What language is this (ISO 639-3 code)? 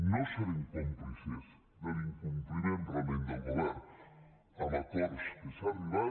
cat